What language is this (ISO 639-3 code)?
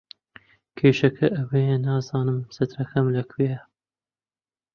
ckb